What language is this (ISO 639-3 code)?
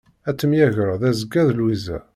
kab